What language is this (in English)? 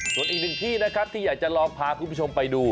Thai